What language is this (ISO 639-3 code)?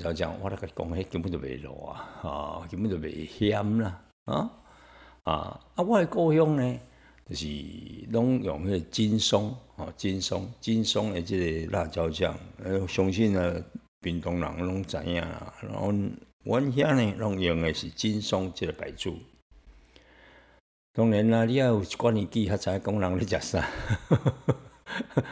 zho